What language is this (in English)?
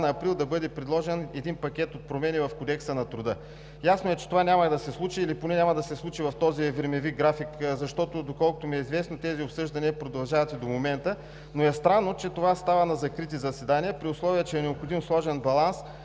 Bulgarian